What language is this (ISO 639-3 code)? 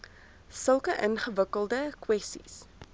afr